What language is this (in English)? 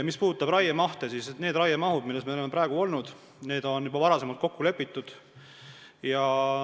Estonian